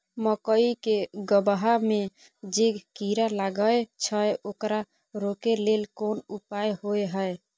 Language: Maithili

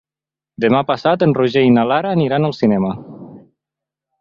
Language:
Catalan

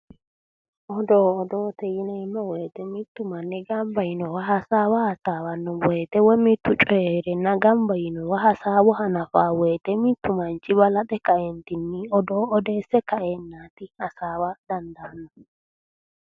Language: Sidamo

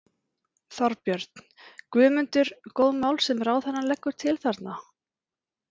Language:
Icelandic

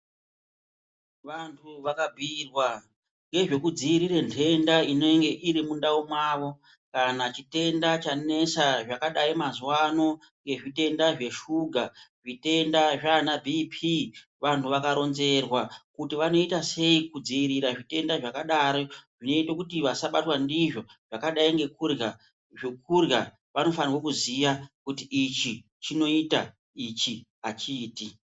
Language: Ndau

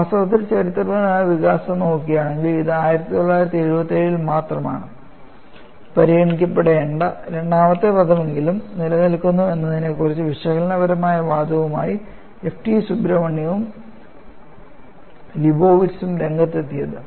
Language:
Malayalam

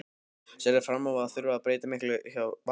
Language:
Icelandic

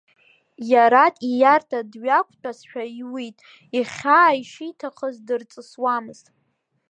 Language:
Abkhazian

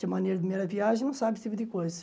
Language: Portuguese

